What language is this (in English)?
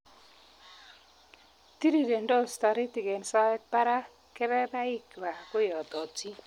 Kalenjin